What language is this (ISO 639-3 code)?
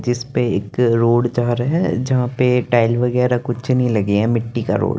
hin